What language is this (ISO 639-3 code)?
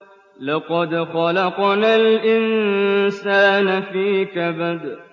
ara